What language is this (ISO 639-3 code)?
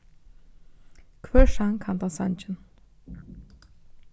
fao